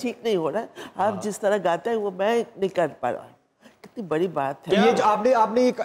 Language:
Hindi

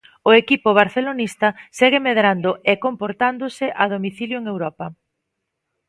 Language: Galician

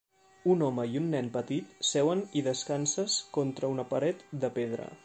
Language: Catalan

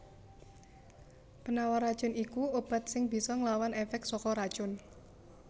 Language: Javanese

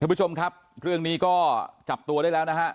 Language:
Thai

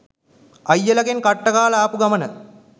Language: Sinhala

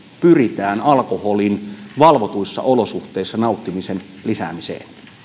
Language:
Finnish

